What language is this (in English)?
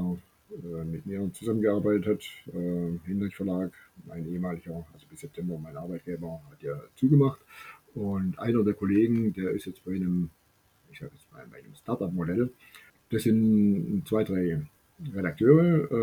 German